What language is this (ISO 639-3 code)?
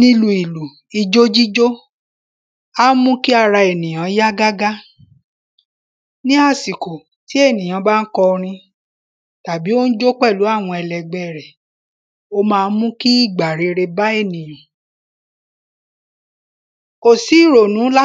yor